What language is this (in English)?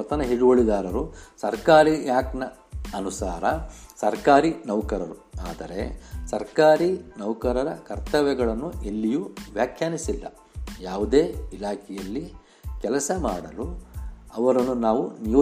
Kannada